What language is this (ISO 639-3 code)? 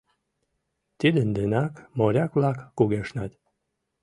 chm